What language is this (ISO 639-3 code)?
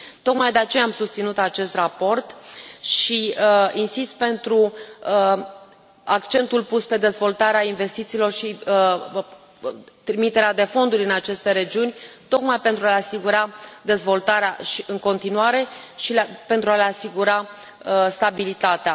ron